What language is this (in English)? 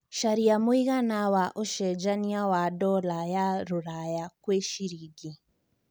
Kikuyu